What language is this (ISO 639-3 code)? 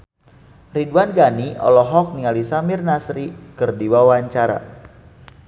sun